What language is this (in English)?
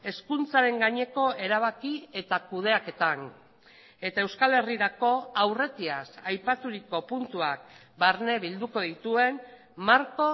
Basque